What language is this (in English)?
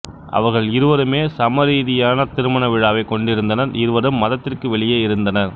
Tamil